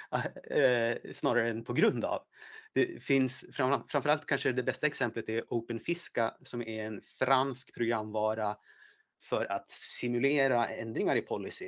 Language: Swedish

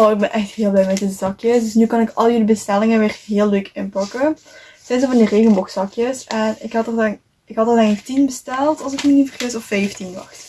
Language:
Dutch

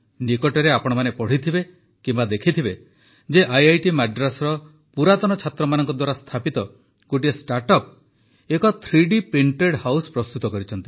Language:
Odia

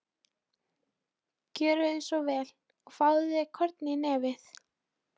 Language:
Icelandic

